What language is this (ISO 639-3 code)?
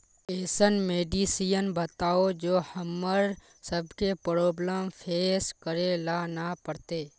mag